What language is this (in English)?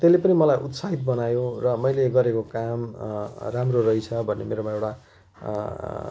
Nepali